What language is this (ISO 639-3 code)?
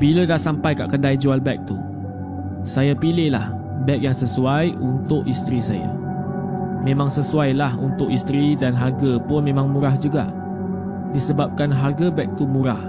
msa